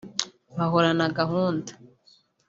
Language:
Kinyarwanda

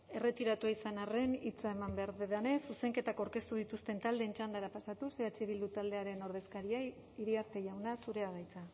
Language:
Basque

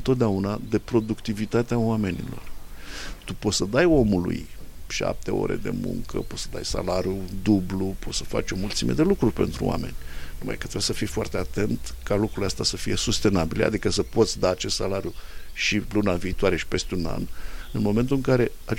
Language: Romanian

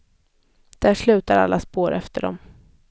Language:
Swedish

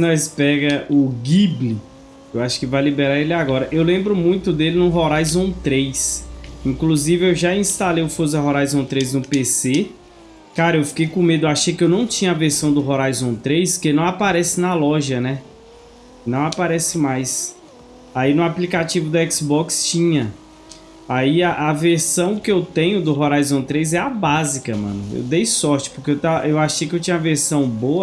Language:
Portuguese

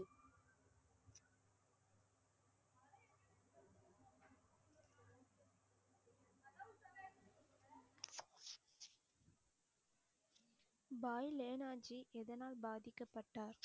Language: Tamil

